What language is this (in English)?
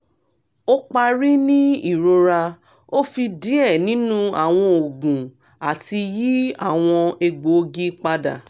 Yoruba